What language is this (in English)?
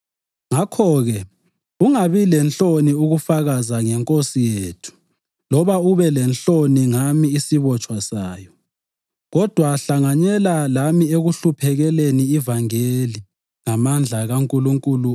North Ndebele